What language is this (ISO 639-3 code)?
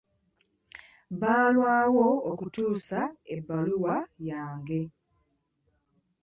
lug